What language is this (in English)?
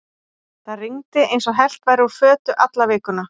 Icelandic